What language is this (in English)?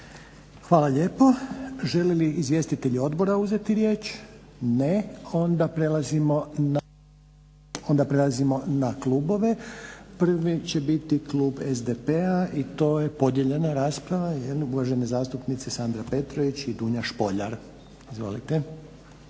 Croatian